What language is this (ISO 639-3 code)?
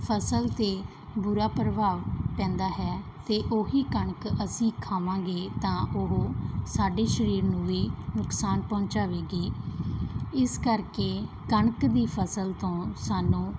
pan